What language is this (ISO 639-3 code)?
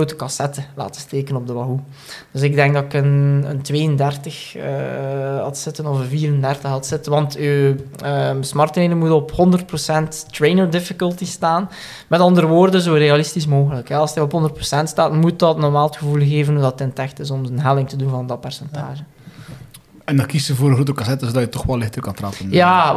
nld